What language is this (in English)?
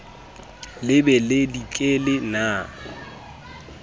Southern Sotho